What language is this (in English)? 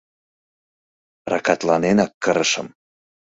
Mari